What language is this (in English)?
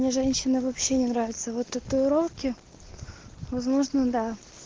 Russian